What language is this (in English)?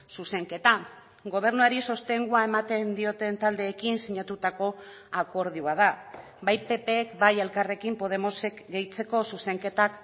Basque